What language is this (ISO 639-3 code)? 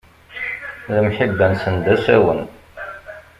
kab